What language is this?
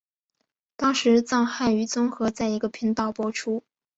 Chinese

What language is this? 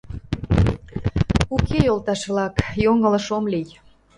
Mari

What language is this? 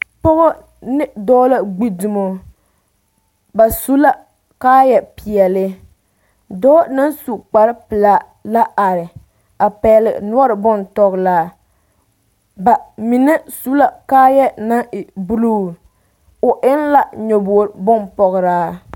Southern Dagaare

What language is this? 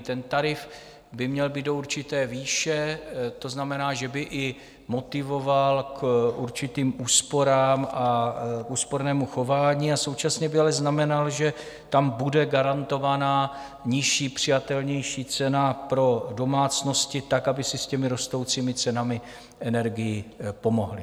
Czech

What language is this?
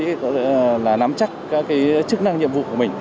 Vietnamese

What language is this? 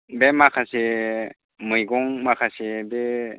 Bodo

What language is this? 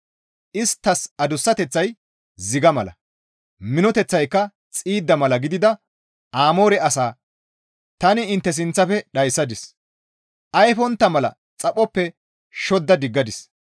Gamo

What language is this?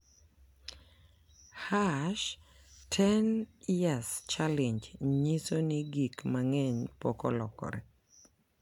Luo (Kenya and Tanzania)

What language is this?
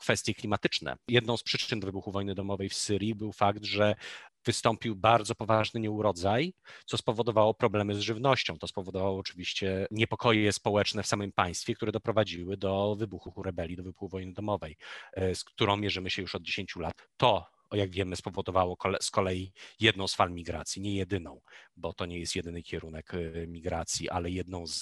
Polish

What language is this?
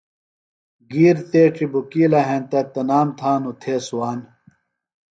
Phalura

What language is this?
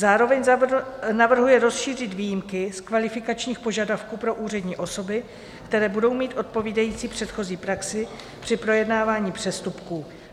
Czech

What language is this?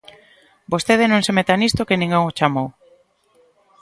Galician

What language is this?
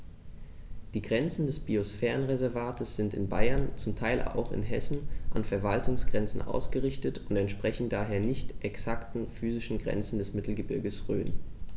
German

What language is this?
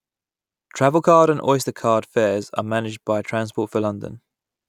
English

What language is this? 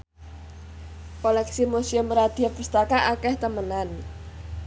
Javanese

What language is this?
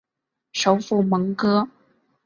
Chinese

